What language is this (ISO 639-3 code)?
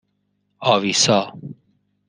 fas